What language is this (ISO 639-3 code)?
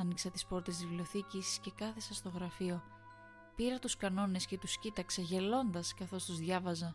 ell